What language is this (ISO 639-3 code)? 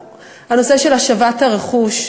heb